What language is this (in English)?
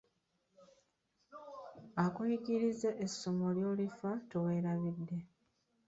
Ganda